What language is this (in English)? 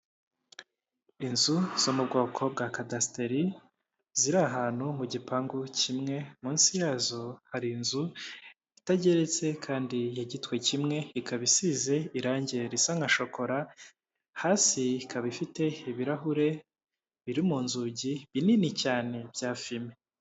Kinyarwanda